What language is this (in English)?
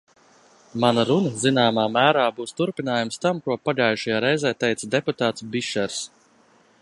Latvian